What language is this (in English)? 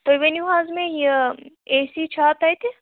Kashmiri